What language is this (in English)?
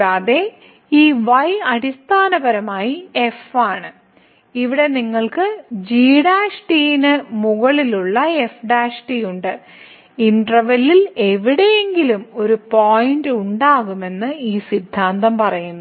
Malayalam